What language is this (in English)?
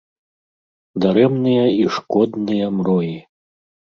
Belarusian